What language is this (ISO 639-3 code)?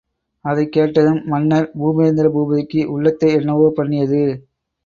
tam